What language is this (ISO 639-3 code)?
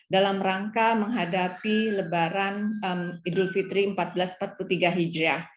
ind